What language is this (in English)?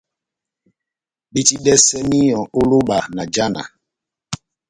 Batanga